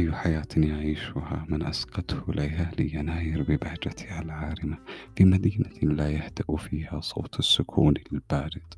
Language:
Arabic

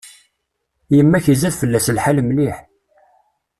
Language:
Kabyle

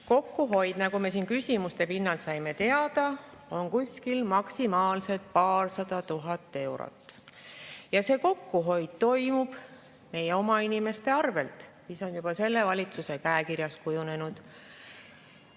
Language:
Estonian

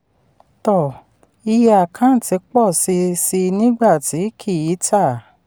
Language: Yoruba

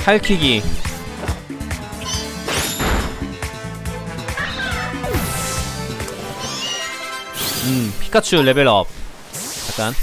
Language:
Korean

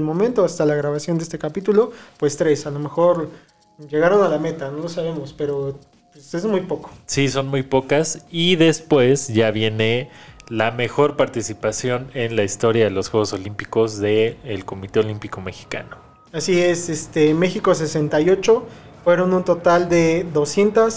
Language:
Spanish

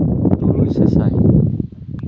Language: Santali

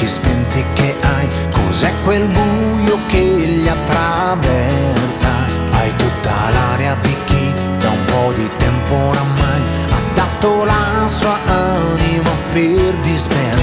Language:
Greek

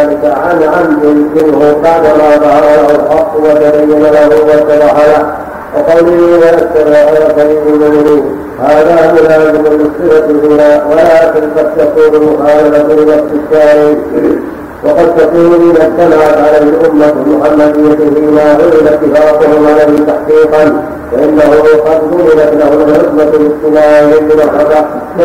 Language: Arabic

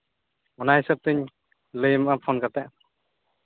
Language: Santali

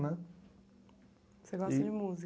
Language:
Portuguese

